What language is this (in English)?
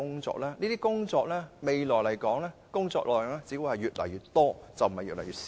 Cantonese